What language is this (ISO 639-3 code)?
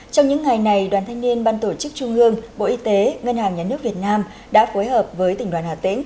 vie